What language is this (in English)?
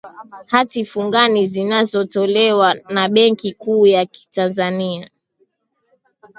Swahili